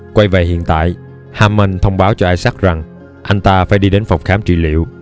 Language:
Vietnamese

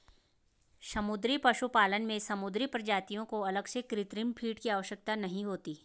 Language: Hindi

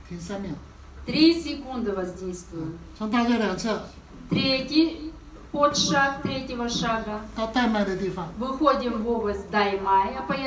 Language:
Russian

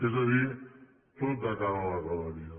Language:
Catalan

